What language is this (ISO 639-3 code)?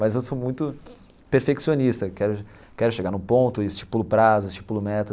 por